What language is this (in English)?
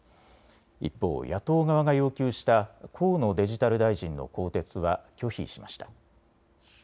Japanese